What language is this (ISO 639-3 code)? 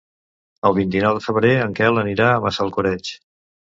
cat